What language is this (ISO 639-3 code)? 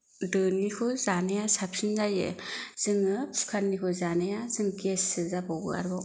brx